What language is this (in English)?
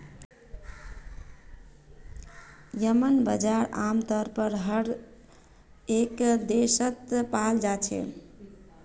Magahi